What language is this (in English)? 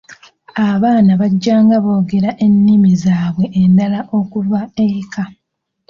Ganda